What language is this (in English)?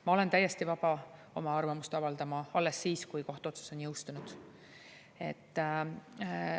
Estonian